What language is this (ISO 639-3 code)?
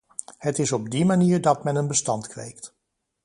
nld